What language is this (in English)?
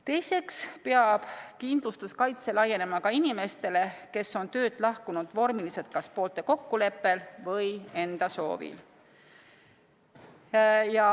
Estonian